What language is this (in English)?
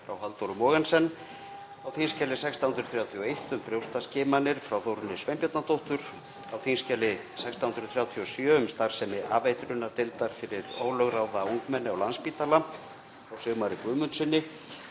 Icelandic